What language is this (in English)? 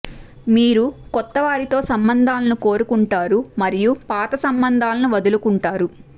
Telugu